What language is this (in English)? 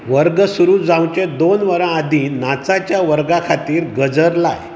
Konkani